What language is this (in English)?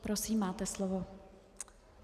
Czech